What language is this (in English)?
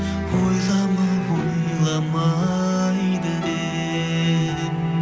Kazakh